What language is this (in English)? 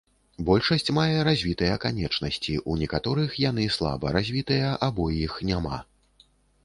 Belarusian